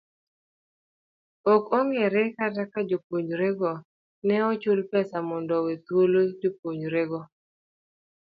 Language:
Luo (Kenya and Tanzania)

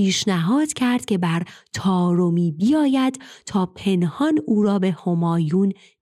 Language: Persian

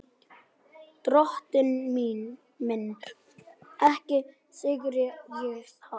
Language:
Icelandic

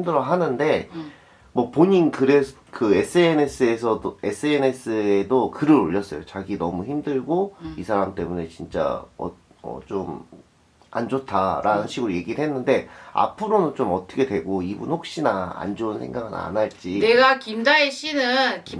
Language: Korean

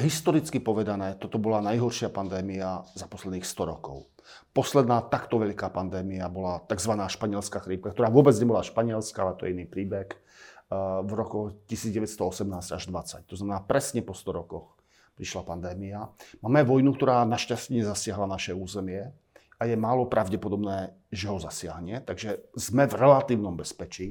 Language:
Slovak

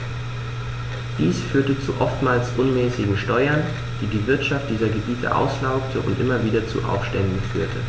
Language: German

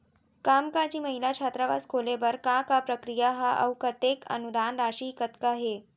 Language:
Chhattisgarhi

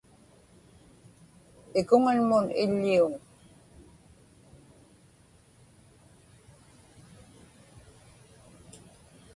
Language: Inupiaq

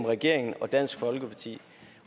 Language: Danish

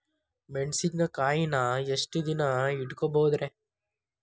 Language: Kannada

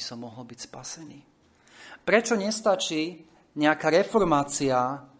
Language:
Slovak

